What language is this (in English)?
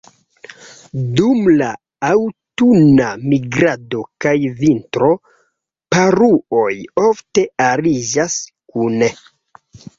Esperanto